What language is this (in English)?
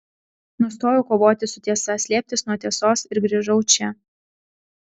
Lithuanian